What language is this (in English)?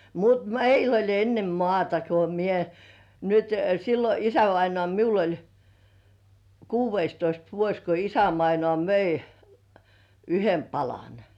Finnish